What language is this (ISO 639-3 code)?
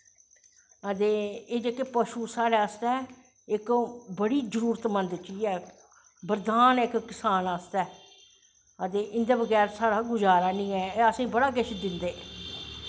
doi